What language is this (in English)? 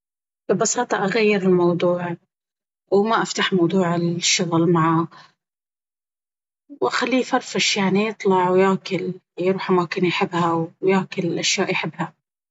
Baharna Arabic